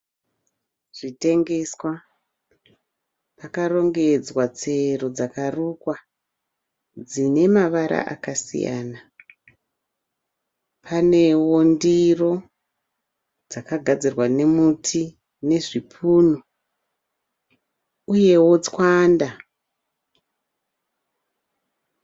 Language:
Shona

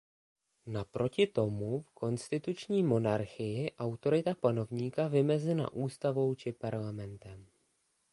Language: Czech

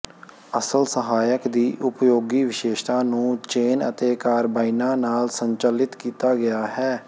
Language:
Punjabi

